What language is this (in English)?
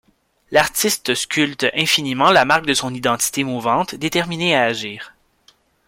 French